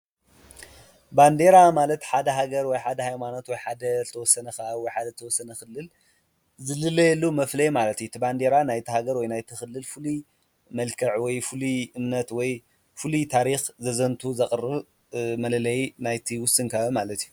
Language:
Tigrinya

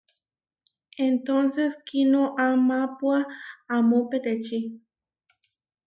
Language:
Huarijio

